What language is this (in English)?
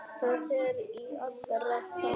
Icelandic